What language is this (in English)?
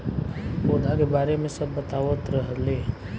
Bhojpuri